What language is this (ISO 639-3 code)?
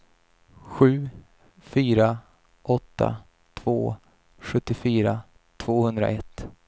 swe